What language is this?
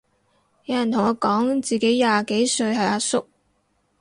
Cantonese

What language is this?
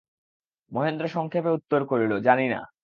Bangla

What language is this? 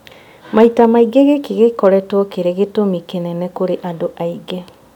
Kikuyu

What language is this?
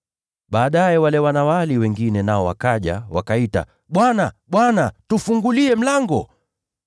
Swahili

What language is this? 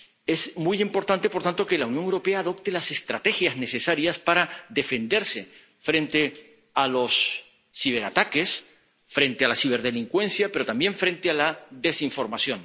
Spanish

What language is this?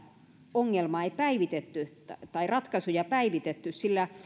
Finnish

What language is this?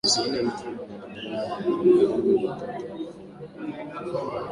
Swahili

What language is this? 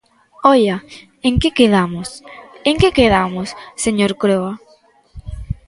Galician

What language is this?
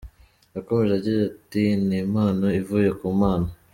Kinyarwanda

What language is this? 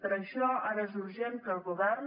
Catalan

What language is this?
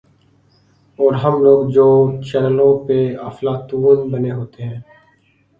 Urdu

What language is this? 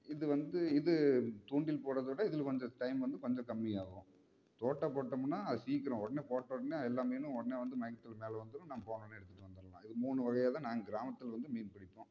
Tamil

